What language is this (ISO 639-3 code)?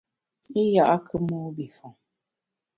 bax